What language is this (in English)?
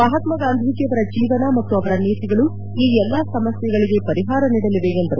Kannada